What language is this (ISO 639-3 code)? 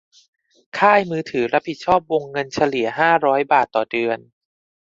tha